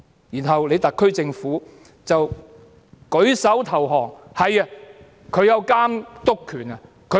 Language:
Cantonese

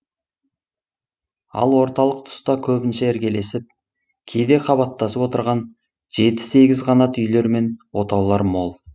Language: Kazakh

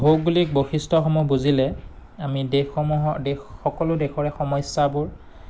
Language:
Assamese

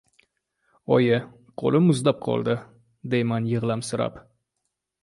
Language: Uzbek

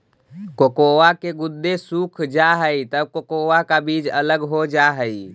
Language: Magahi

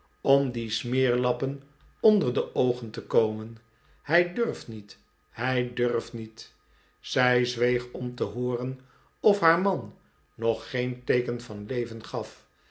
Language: Dutch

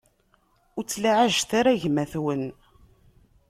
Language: Kabyle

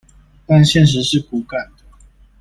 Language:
Chinese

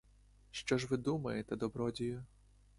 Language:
Ukrainian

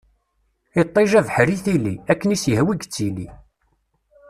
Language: Kabyle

